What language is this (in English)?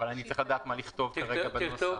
Hebrew